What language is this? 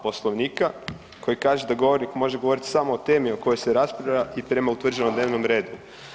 Croatian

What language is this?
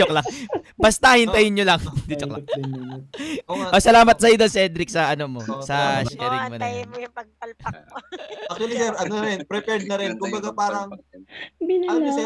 Filipino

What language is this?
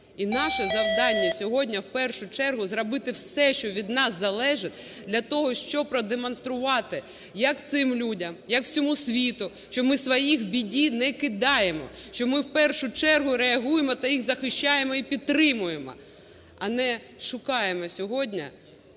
Ukrainian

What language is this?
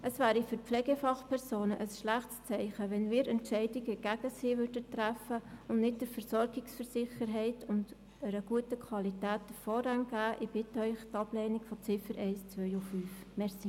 Swiss German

